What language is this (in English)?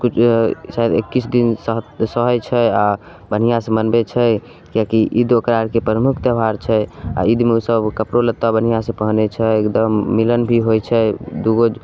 Maithili